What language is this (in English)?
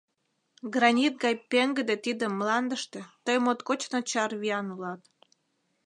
Mari